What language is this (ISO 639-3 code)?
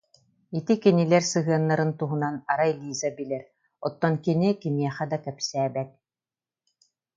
sah